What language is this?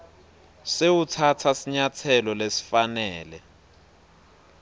Swati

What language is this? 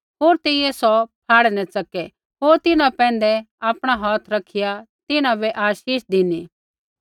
Kullu Pahari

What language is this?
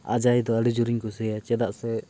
Santali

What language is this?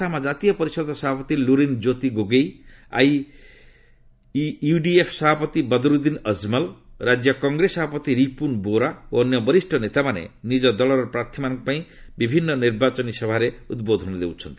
Odia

